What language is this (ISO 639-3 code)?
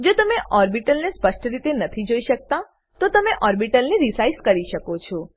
guj